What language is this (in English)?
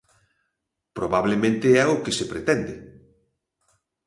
Galician